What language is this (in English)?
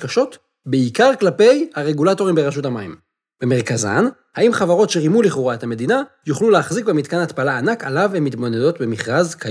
Hebrew